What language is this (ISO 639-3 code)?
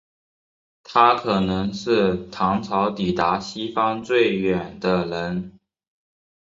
zho